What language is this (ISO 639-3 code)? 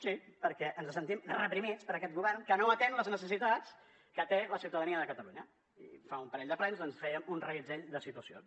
cat